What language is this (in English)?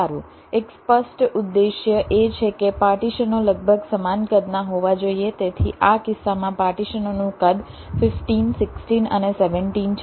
Gujarati